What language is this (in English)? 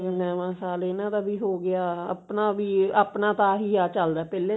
Punjabi